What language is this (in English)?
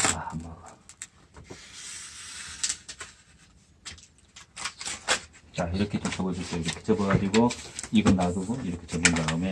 Korean